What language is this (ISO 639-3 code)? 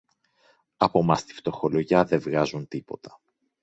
ell